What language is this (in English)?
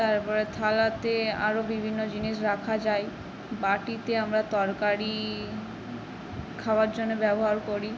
Bangla